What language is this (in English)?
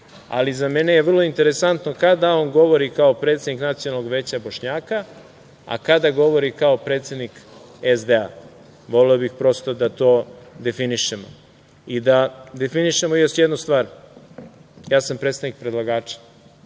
Serbian